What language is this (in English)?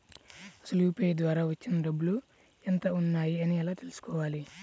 Telugu